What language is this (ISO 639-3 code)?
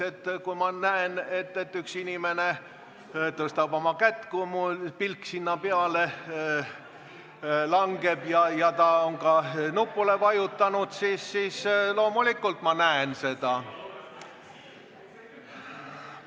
est